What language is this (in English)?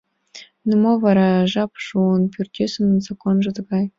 Mari